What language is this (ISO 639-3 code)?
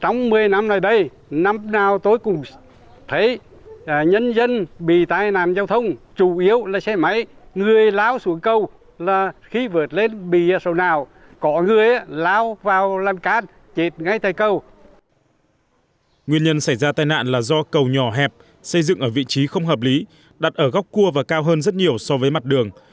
vie